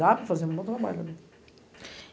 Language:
Portuguese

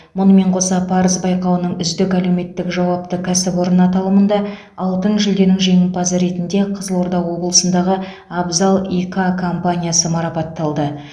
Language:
Kazakh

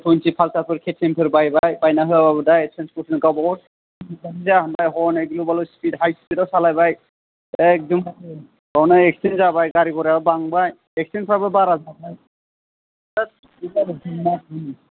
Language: Bodo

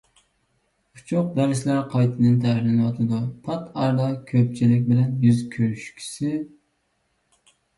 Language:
Uyghur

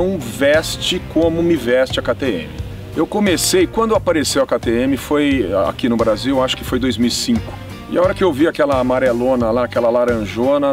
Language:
Portuguese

